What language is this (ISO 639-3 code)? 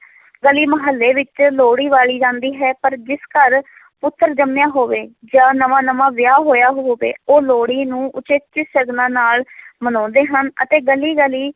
pan